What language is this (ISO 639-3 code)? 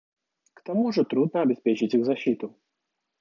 rus